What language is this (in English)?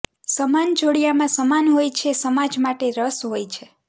Gujarati